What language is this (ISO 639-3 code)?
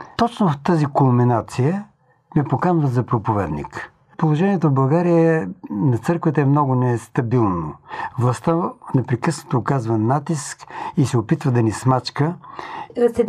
bul